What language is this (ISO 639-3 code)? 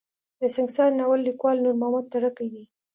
pus